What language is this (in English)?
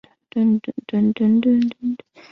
Chinese